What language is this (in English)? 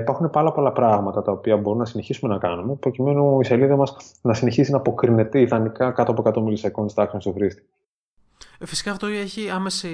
Greek